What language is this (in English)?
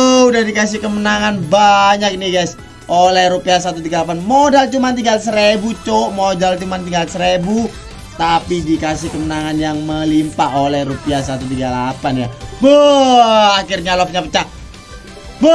Indonesian